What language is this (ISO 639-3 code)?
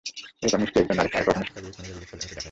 ben